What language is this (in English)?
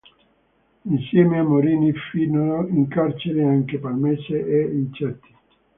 Italian